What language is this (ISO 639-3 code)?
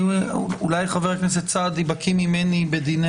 heb